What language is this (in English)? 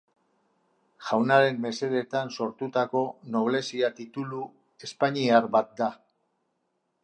Basque